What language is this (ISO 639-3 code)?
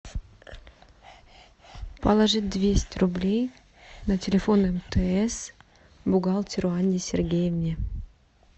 rus